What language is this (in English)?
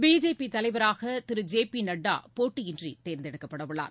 Tamil